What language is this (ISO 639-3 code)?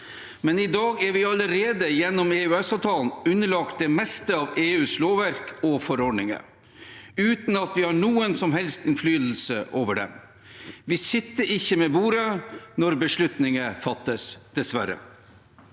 nor